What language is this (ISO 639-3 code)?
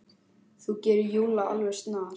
isl